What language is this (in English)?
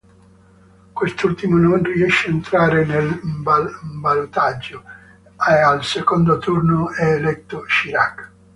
Italian